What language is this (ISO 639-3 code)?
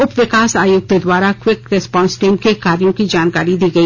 hin